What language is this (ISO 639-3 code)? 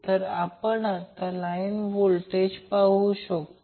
mar